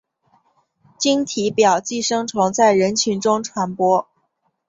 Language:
Chinese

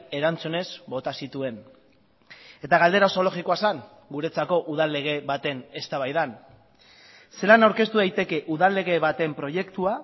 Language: Basque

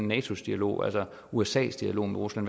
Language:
Danish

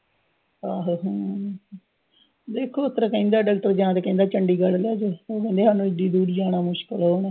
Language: Punjabi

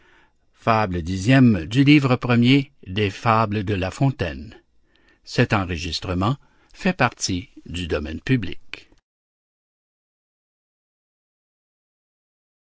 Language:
French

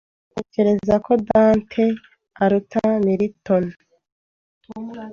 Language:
Kinyarwanda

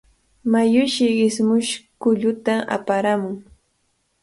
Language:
Cajatambo North Lima Quechua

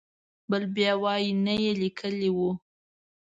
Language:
Pashto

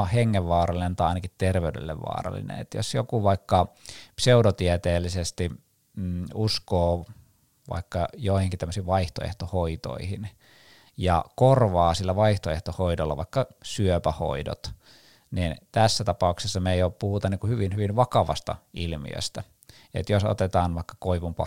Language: Finnish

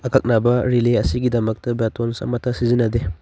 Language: Manipuri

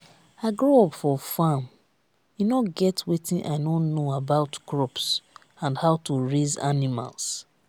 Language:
Nigerian Pidgin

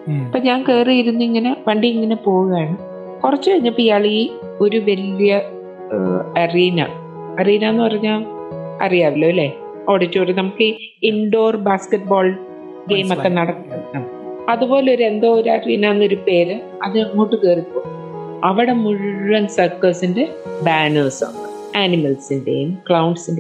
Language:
Malayalam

